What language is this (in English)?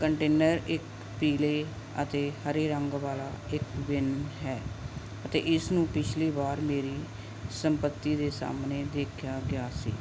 Punjabi